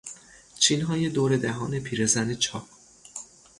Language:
Persian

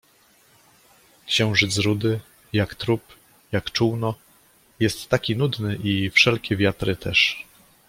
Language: Polish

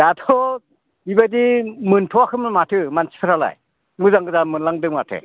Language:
Bodo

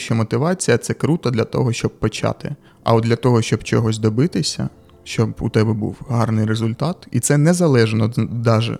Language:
Ukrainian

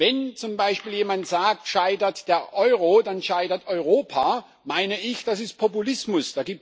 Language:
German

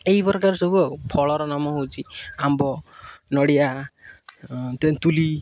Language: Odia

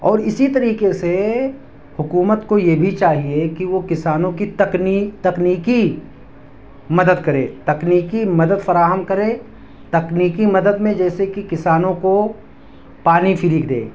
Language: Urdu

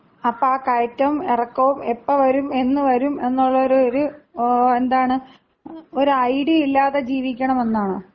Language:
Malayalam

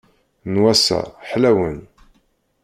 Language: Kabyle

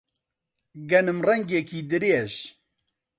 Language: Central Kurdish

